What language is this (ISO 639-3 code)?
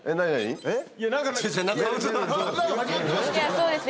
jpn